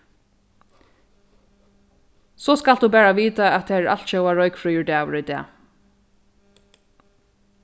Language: Faroese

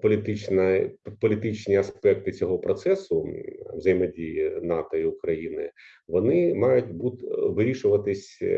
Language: Ukrainian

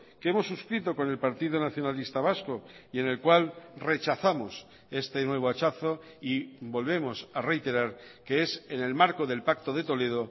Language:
Spanish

